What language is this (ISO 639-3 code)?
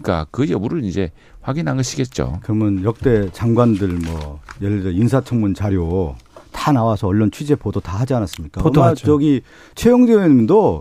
kor